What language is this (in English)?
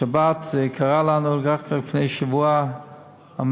Hebrew